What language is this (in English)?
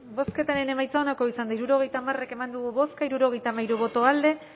Basque